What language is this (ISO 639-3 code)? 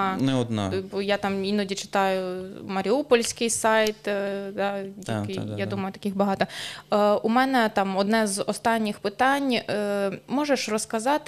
ukr